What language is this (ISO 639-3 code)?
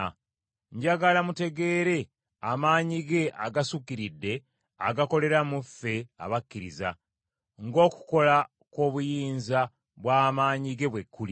lug